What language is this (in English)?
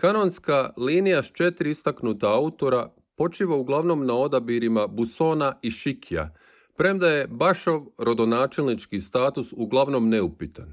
Croatian